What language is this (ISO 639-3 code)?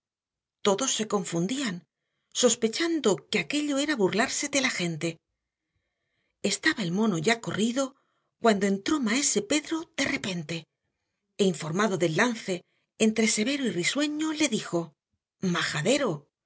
spa